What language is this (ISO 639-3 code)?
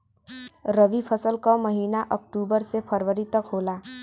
bho